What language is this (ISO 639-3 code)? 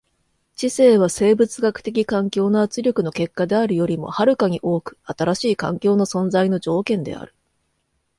jpn